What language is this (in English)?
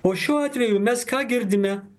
Lithuanian